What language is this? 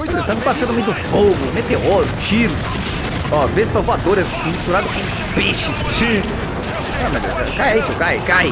Portuguese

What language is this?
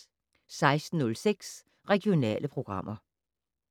Danish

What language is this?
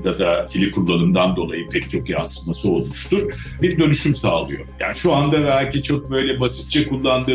Turkish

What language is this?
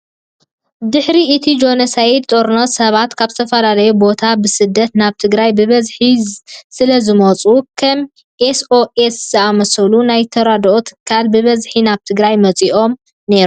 Tigrinya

